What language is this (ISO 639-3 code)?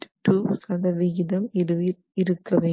tam